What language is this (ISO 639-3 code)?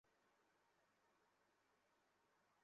ben